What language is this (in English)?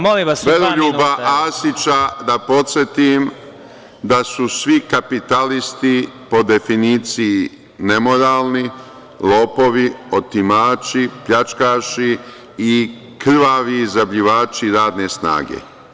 Serbian